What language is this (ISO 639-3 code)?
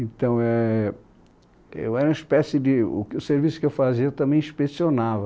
por